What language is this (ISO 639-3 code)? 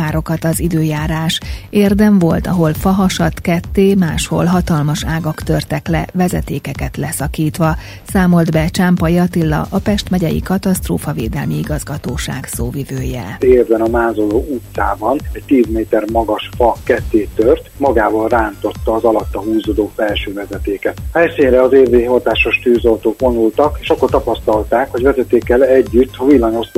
hun